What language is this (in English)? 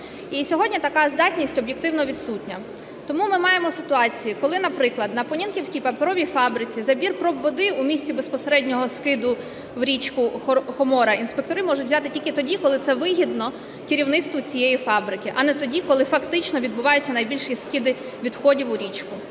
Ukrainian